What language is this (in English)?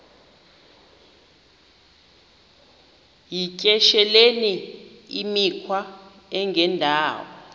Xhosa